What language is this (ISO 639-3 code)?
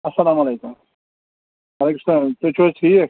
kas